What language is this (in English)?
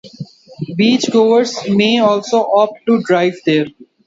English